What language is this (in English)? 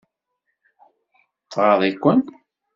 Kabyle